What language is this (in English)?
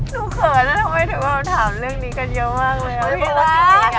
Thai